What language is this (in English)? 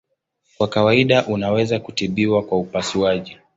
Swahili